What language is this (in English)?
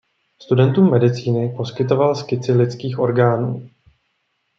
Czech